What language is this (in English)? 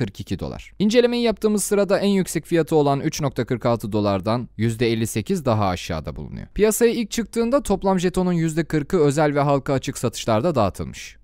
Turkish